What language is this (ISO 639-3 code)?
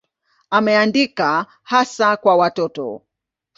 swa